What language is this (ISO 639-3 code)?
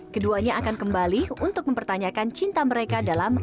ind